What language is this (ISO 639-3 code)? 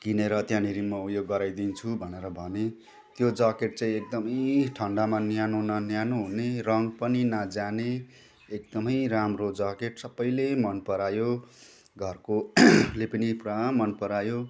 nep